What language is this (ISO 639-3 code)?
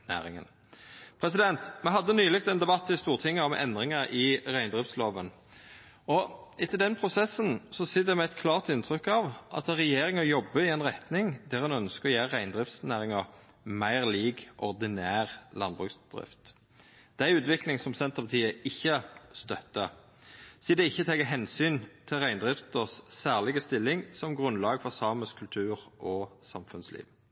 nno